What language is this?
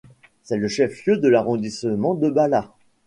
French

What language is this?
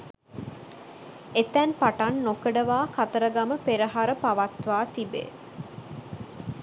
Sinhala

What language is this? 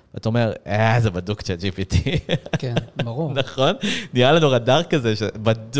Hebrew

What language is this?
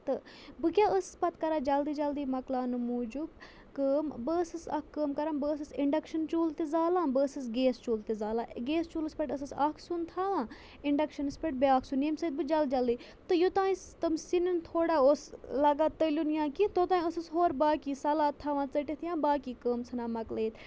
Kashmiri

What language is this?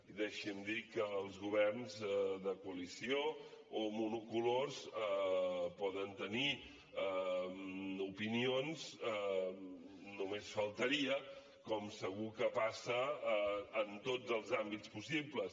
Catalan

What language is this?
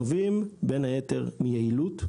Hebrew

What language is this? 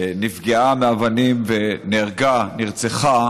Hebrew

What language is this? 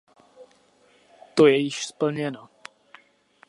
Czech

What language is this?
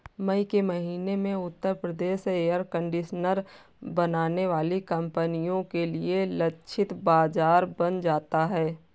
Hindi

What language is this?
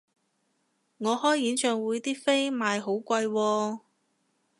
Cantonese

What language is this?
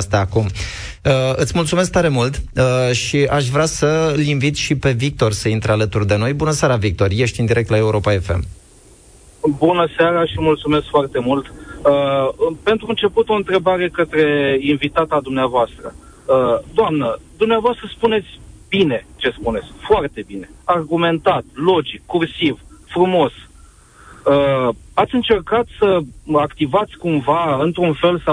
Romanian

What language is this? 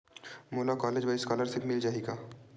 Chhattisgarhi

